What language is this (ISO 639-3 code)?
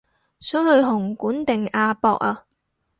yue